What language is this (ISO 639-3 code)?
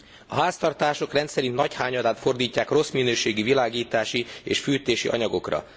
hun